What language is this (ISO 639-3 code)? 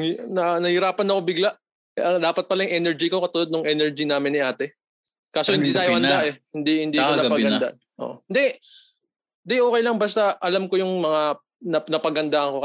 fil